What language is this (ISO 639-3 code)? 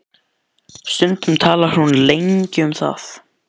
isl